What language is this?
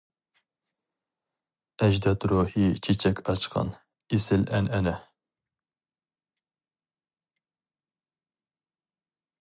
Uyghur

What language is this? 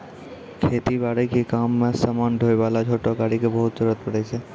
Maithili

